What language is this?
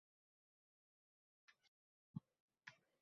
Uzbek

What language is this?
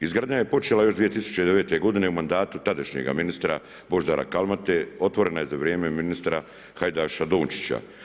Croatian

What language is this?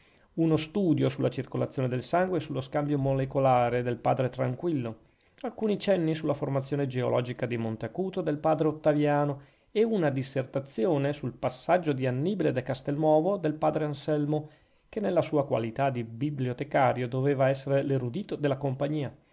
Italian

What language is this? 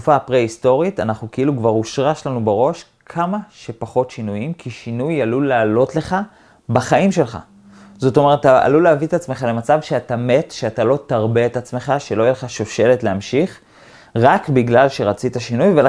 Hebrew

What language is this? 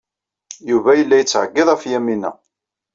Kabyle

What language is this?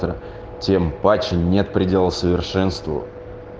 Russian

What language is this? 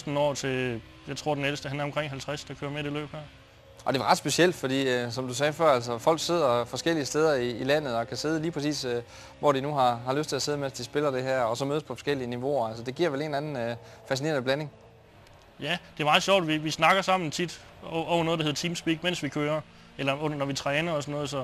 Danish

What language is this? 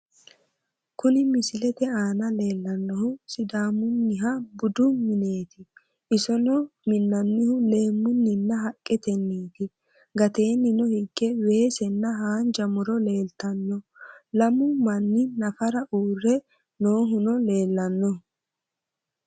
Sidamo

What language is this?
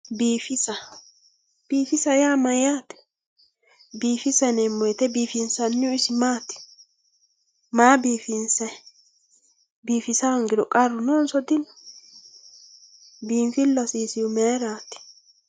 Sidamo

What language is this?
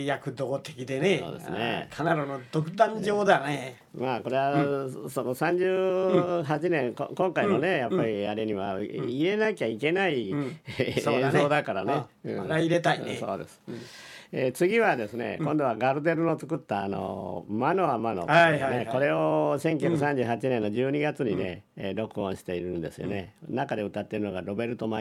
Japanese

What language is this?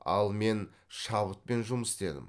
Kazakh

